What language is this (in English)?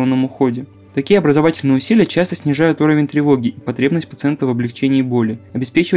Russian